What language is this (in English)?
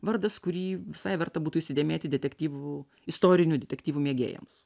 Lithuanian